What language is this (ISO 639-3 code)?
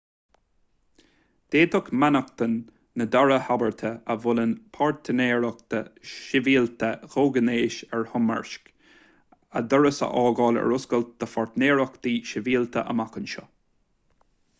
gle